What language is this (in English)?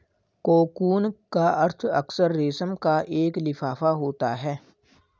Hindi